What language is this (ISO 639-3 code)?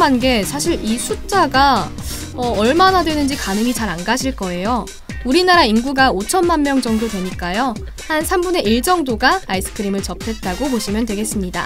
kor